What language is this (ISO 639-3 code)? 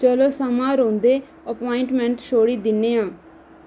doi